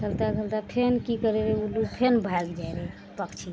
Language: Maithili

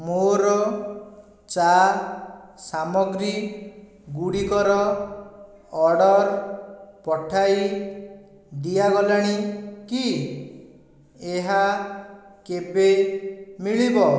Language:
Odia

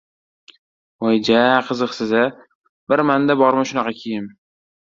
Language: Uzbek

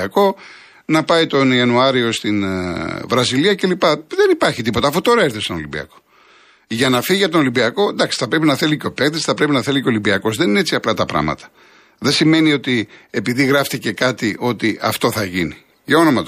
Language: Greek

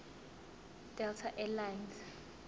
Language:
Zulu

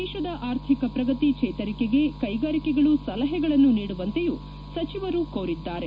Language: Kannada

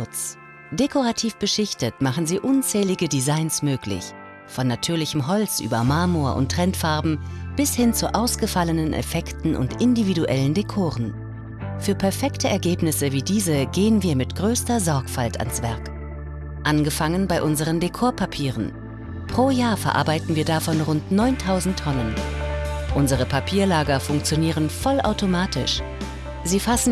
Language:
German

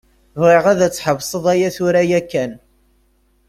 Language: Kabyle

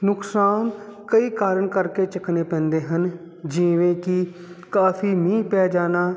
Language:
Punjabi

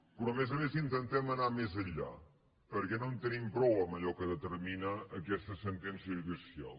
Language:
Catalan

